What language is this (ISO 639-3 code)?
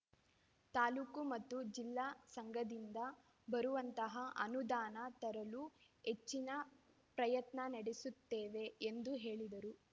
kan